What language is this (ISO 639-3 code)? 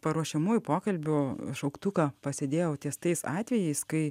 lit